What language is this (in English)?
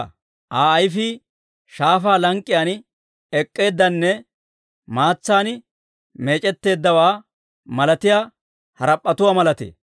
Dawro